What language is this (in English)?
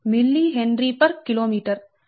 Telugu